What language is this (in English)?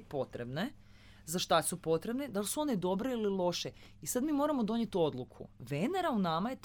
Croatian